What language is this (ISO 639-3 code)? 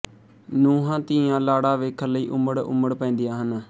pan